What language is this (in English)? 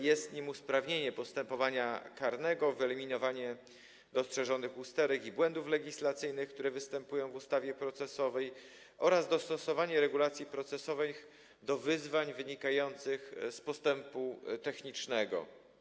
Polish